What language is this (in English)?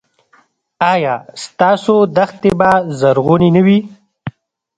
Pashto